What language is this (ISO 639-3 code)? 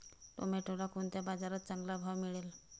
mar